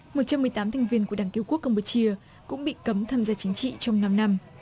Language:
Vietnamese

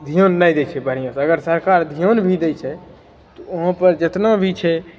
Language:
Maithili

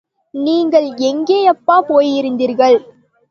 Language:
Tamil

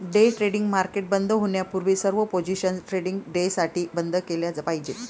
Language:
Marathi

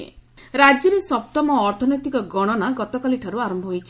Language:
Odia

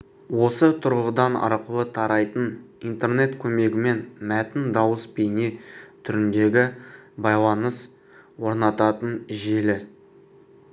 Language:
Kazakh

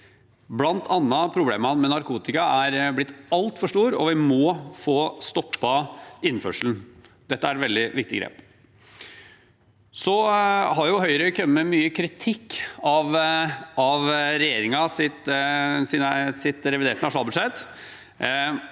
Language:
Norwegian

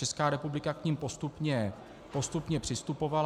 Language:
Czech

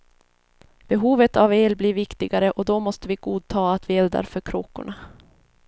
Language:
Swedish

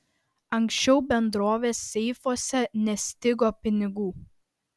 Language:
Lithuanian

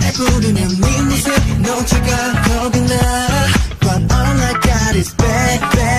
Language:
Polish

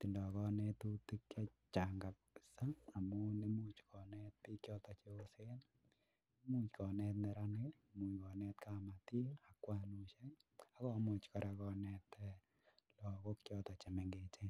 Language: Kalenjin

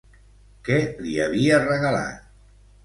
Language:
Catalan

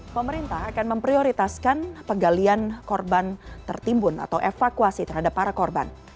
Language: Indonesian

